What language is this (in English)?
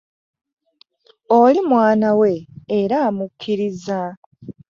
Ganda